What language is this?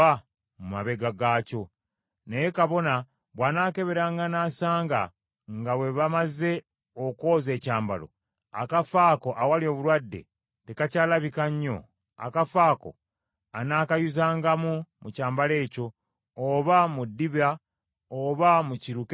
Ganda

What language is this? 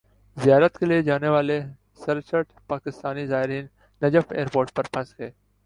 Urdu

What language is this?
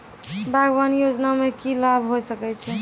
Maithili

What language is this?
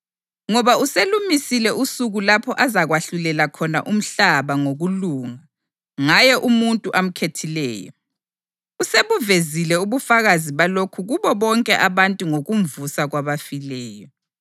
North Ndebele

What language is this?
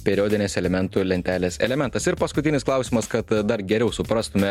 Lithuanian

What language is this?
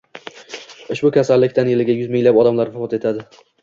Uzbek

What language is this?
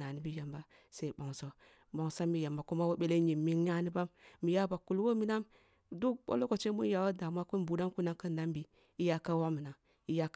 Kulung (Nigeria)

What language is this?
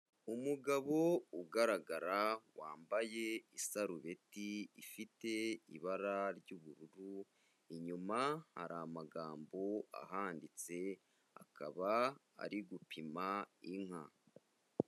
Kinyarwanda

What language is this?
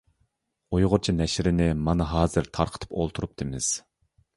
Uyghur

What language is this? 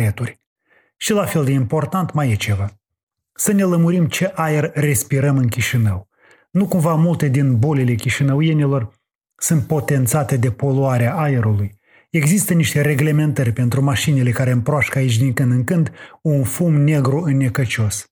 Romanian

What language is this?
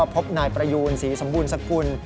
Thai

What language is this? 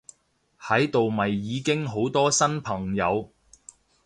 Cantonese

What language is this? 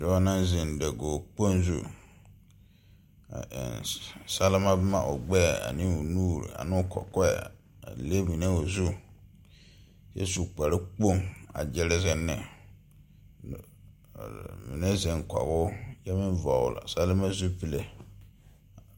Southern Dagaare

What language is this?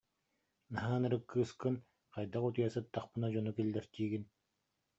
Yakut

